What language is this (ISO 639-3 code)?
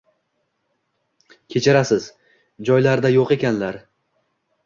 uzb